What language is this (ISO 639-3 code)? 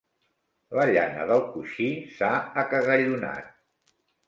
cat